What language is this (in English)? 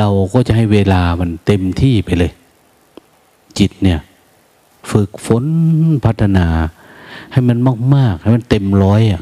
Thai